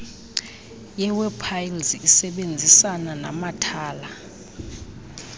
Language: Xhosa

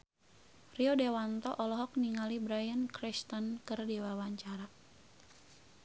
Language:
Sundanese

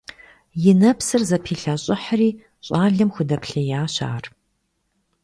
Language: Kabardian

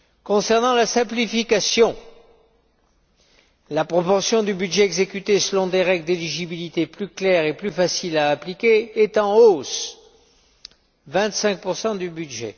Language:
French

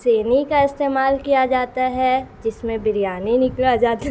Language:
Urdu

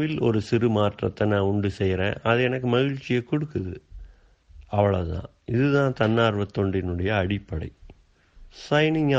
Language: Tamil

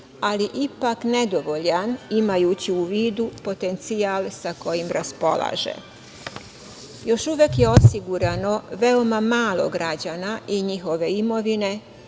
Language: Serbian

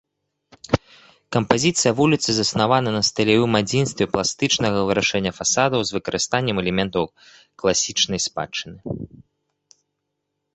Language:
Belarusian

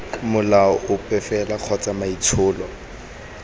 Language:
Tswana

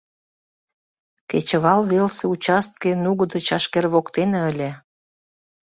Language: Mari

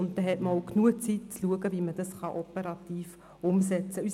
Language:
Swiss German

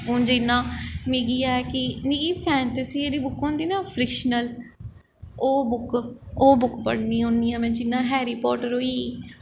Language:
Dogri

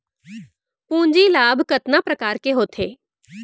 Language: Chhattisgarhi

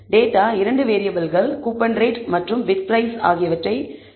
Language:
Tamil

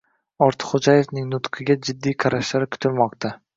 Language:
Uzbek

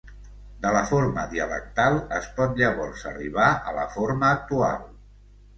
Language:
Catalan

